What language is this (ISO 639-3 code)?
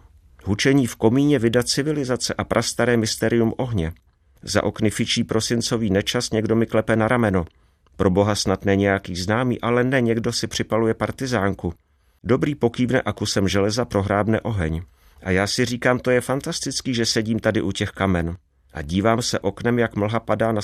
ces